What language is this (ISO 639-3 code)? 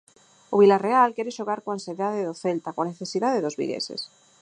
glg